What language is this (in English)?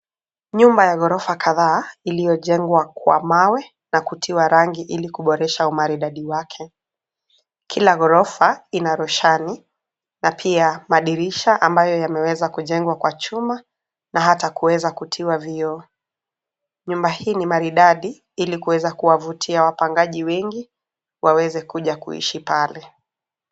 Swahili